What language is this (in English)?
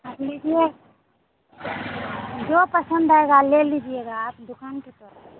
Hindi